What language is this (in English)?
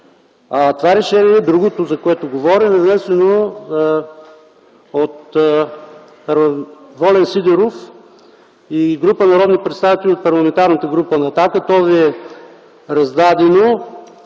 Bulgarian